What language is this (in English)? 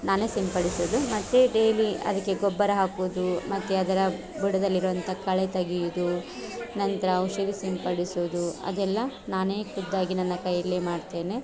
Kannada